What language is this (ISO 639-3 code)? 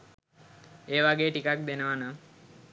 sin